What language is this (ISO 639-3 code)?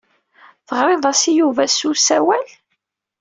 kab